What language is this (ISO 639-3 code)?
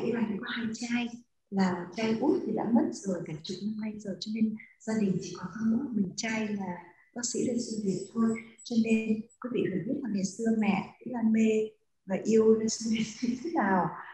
vie